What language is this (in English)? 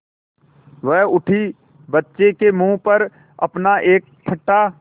Hindi